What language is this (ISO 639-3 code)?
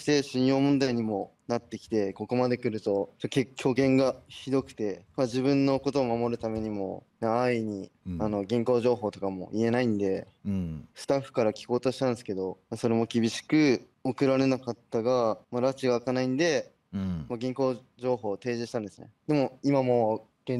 jpn